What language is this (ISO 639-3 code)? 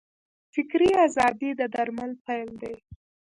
pus